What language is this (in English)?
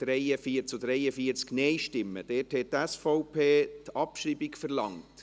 Swiss German